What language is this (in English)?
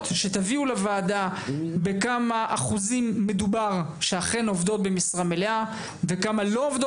Hebrew